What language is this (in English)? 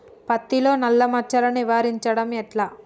Telugu